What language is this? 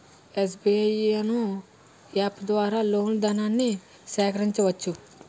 Telugu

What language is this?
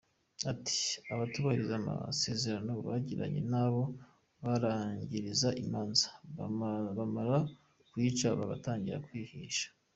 Kinyarwanda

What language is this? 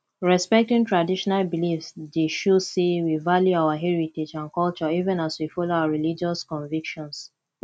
Nigerian Pidgin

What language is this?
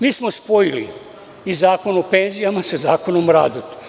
Serbian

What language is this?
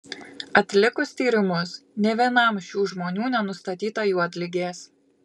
Lithuanian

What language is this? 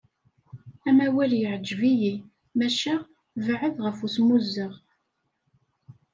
Kabyle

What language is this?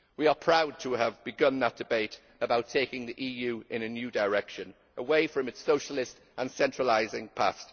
English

